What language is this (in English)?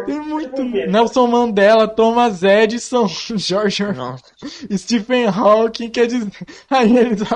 Portuguese